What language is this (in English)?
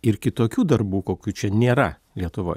Lithuanian